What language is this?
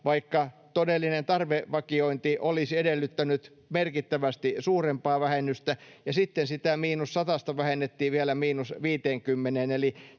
Finnish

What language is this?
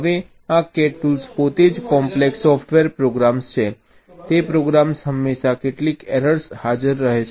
Gujarati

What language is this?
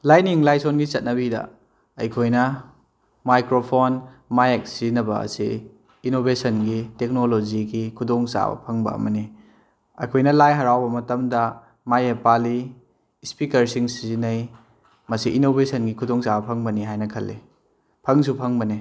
Manipuri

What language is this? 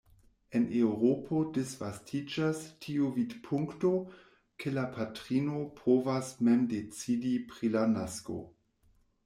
Esperanto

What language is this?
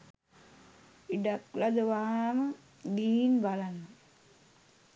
Sinhala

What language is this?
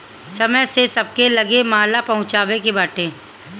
Bhojpuri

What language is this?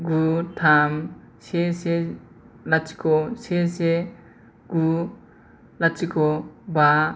Bodo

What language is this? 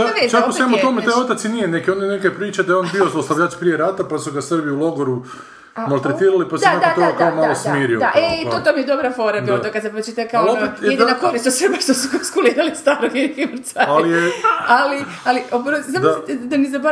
Croatian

